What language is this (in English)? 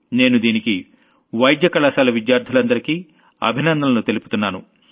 Telugu